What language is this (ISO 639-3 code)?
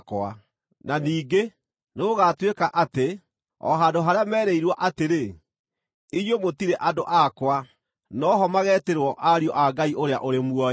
kik